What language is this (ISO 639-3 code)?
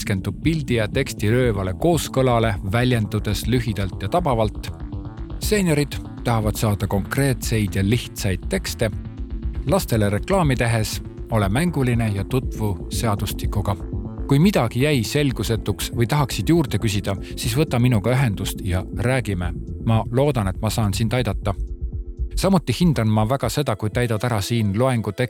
ces